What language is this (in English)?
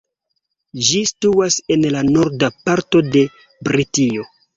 Esperanto